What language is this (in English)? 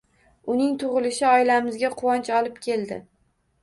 Uzbek